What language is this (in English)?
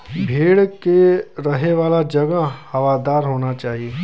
Bhojpuri